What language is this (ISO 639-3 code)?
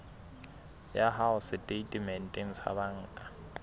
sot